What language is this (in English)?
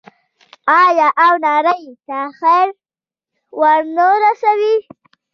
Pashto